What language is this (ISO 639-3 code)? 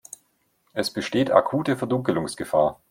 deu